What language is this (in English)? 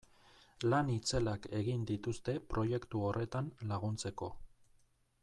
Basque